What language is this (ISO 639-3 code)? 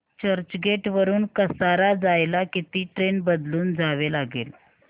mar